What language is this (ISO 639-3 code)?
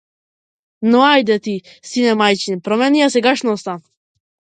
mkd